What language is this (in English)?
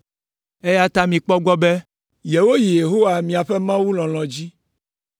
Ewe